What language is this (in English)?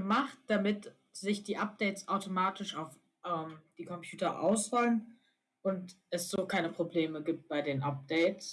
German